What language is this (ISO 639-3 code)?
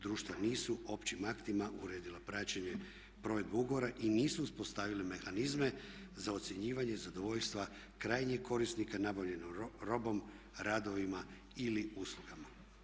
hrv